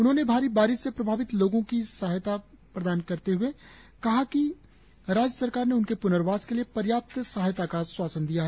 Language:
Hindi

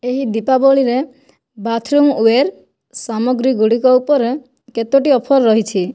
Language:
Odia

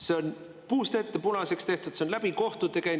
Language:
Estonian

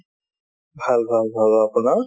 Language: Assamese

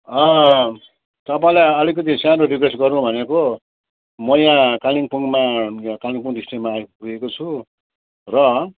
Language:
Nepali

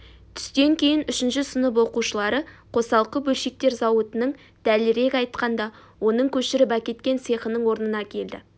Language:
Kazakh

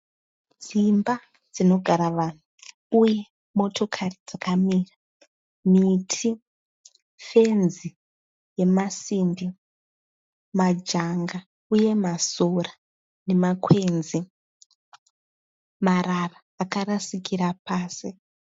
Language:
Shona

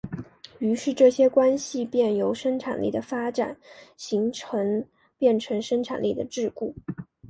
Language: Chinese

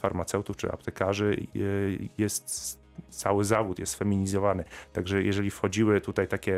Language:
Polish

